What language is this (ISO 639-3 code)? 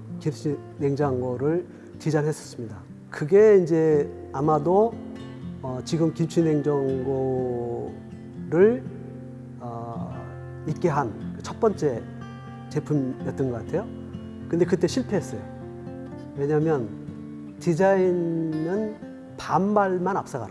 kor